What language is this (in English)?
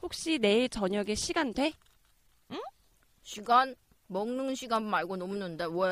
Korean